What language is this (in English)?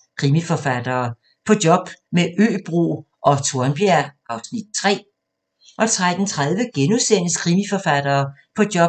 Danish